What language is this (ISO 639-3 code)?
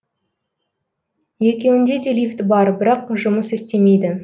kaz